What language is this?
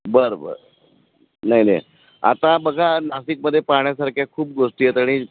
Marathi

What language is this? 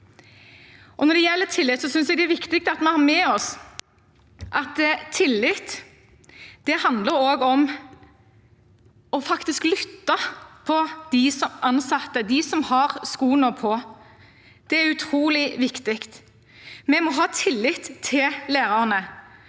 Norwegian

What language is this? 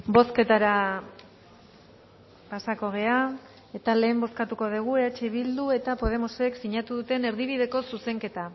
Basque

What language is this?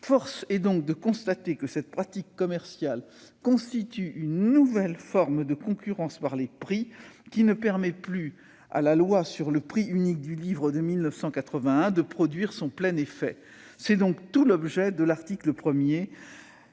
French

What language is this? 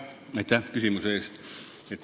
Estonian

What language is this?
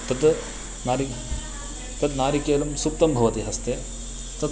Sanskrit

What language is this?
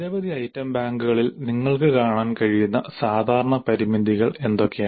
Malayalam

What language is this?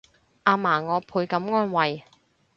Cantonese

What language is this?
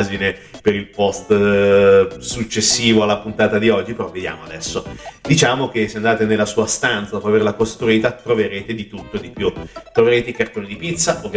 Italian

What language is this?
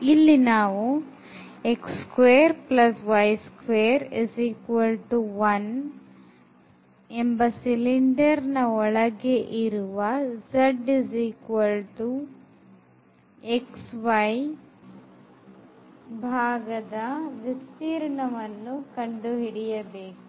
Kannada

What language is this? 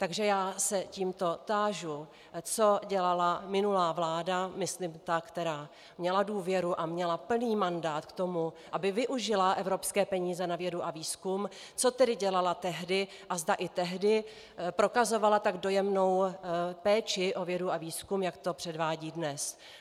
Czech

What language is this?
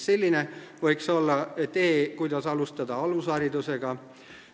Estonian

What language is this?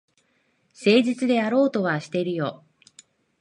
Japanese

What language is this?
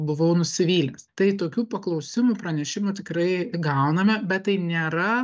Lithuanian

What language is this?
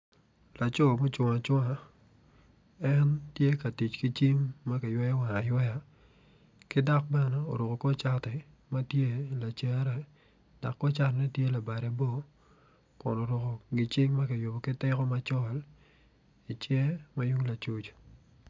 Acoli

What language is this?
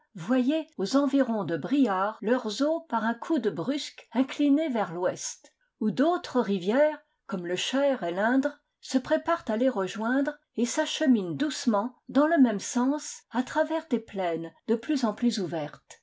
French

